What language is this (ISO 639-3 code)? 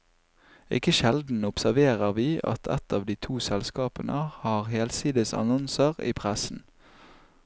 nor